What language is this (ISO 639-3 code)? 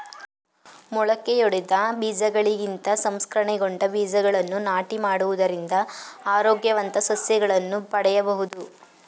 kan